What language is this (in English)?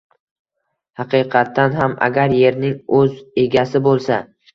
Uzbek